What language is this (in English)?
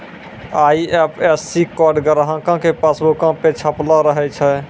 Maithili